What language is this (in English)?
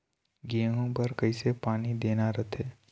Chhattisgarhi